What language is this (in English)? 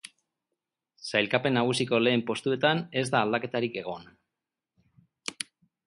Basque